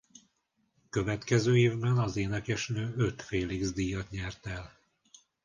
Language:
Hungarian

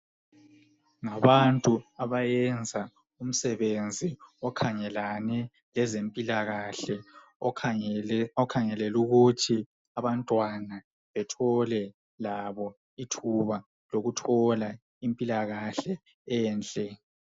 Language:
North Ndebele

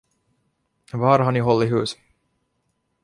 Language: Swedish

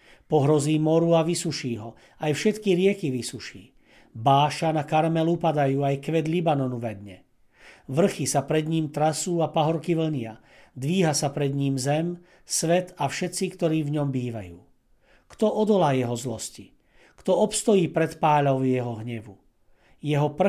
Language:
Slovak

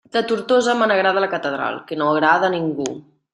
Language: Catalan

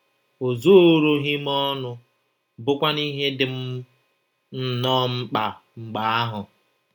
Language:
Igbo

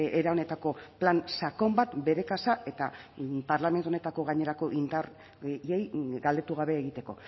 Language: Basque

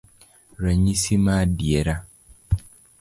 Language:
Luo (Kenya and Tanzania)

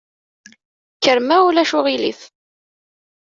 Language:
Kabyle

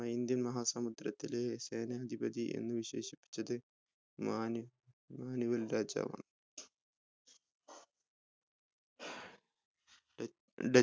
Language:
Malayalam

